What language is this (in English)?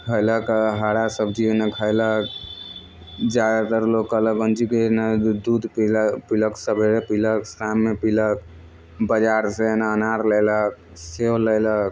Maithili